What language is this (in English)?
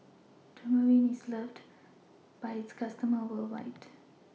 English